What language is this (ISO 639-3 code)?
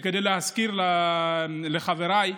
heb